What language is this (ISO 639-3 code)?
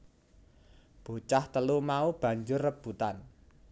jav